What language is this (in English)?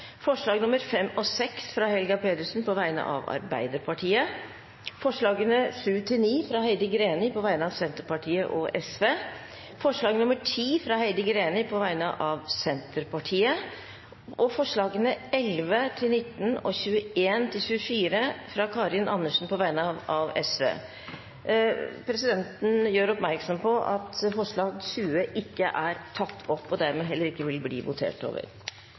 Norwegian Bokmål